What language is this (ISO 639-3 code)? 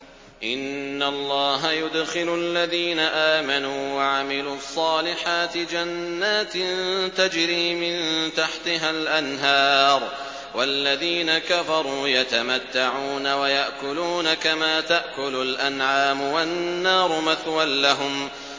ara